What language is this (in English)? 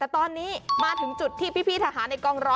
Thai